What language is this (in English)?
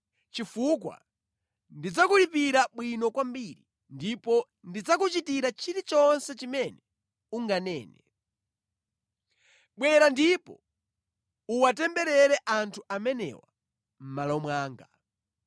Nyanja